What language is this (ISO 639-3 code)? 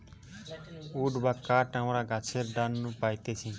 ben